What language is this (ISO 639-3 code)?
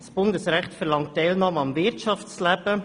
gsw